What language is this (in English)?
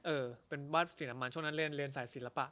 Thai